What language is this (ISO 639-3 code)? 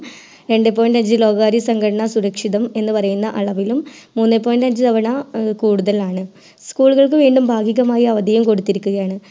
mal